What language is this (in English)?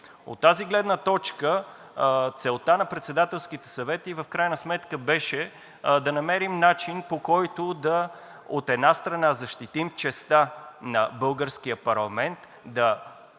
Bulgarian